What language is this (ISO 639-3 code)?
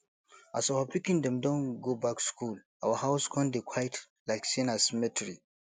pcm